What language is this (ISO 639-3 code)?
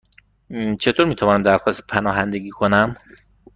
fas